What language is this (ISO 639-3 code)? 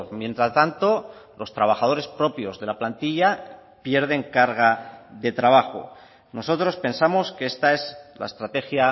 spa